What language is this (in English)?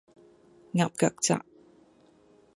Cantonese